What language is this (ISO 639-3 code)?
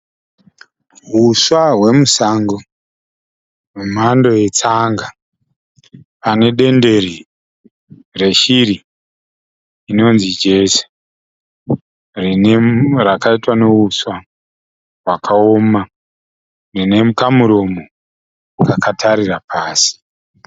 sna